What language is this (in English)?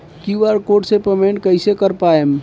Bhojpuri